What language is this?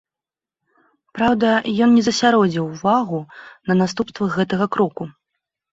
Belarusian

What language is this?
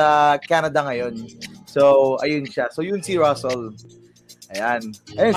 Filipino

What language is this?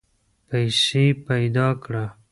Pashto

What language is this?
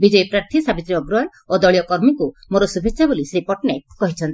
Odia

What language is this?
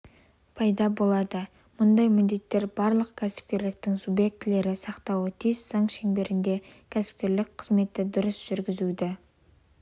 Kazakh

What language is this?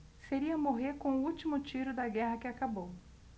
Portuguese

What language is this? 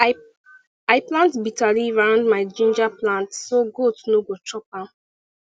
Nigerian Pidgin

